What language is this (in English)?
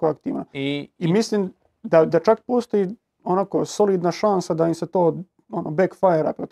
Croatian